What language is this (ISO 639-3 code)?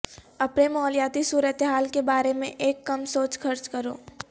urd